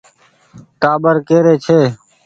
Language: Goaria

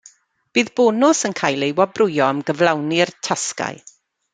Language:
Welsh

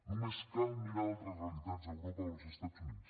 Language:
Catalan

